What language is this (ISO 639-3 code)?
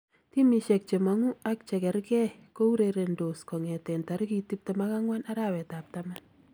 kln